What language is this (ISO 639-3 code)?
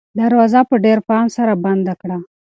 pus